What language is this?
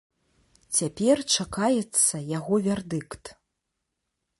Belarusian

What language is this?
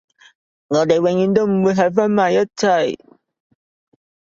Cantonese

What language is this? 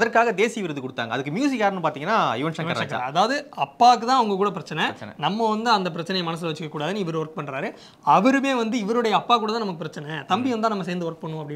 Korean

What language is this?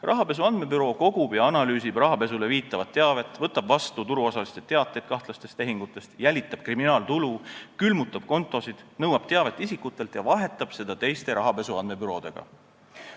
Estonian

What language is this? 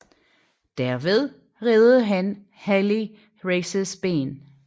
Danish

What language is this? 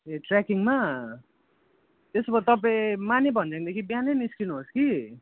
Nepali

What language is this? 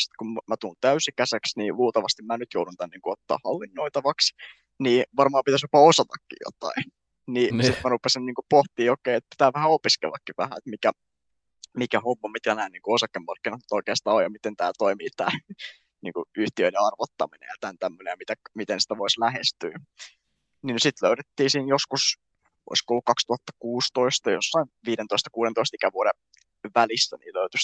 Finnish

